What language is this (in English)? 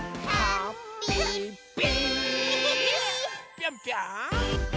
Japanese